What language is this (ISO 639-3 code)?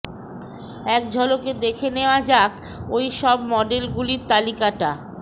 ben